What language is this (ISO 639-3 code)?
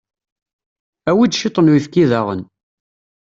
kab